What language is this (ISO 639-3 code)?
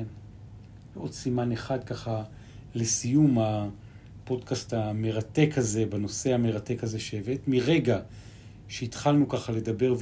heb